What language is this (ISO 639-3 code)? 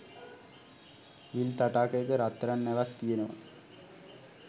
sin